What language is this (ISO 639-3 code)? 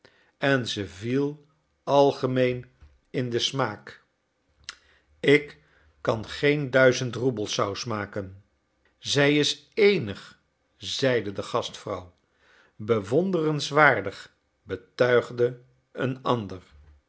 nld